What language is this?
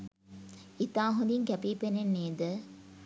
Sinhala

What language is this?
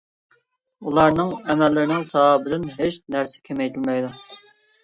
Uyghur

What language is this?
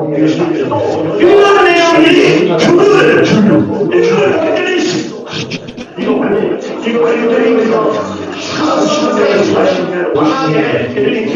Korean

